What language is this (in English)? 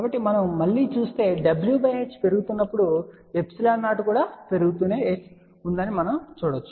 Telugu